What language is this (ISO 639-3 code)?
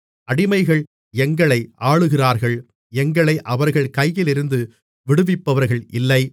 tam